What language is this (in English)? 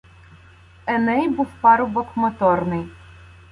Ukrainian